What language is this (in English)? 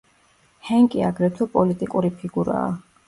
Georgian